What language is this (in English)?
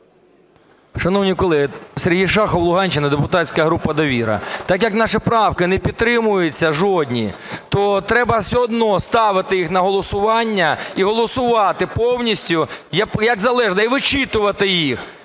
Ukrainian